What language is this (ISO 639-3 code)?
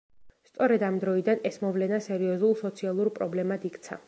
kat